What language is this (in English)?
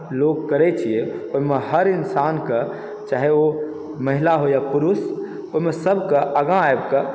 Maithili